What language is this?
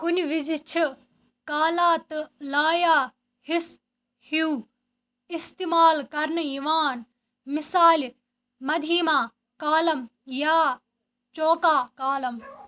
Kashmiri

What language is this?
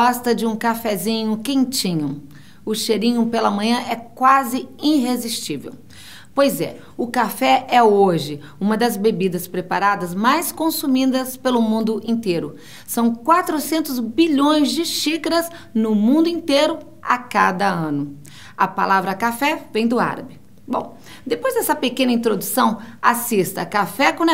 Portuguese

